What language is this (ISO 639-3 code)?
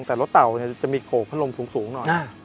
tha